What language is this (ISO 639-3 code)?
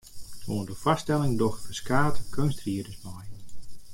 fry